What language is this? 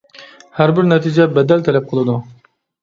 Uyghur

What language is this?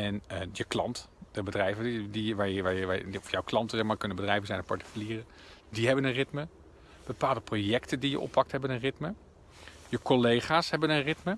Dutch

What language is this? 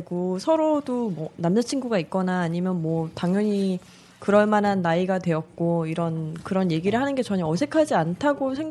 Korean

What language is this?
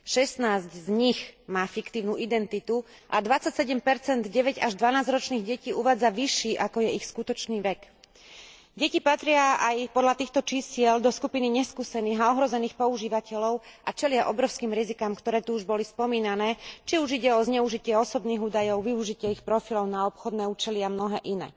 Slovak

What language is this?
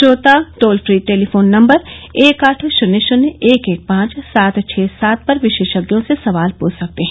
Hindi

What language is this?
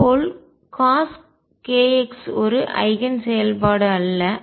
Tamil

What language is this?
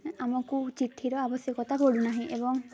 Odia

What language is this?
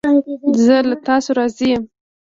Pashto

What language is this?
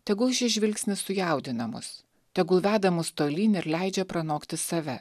Lithuanian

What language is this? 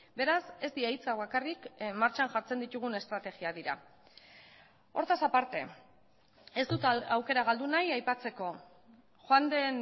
Basque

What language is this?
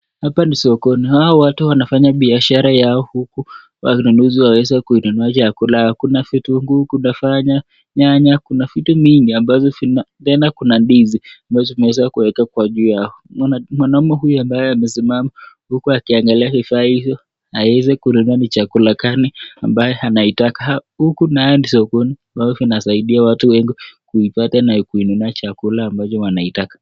Swahili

